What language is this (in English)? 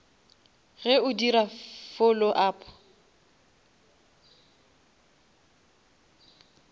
Northern Sotho